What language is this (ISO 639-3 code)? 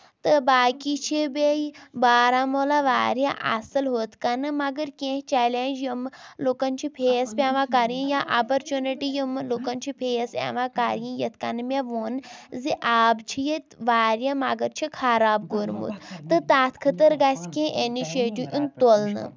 kas